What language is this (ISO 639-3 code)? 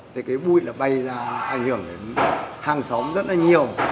vie